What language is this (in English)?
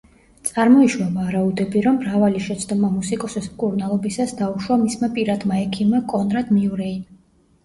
Georgian